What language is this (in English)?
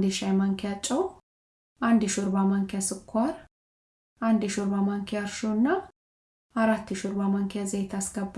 Amharic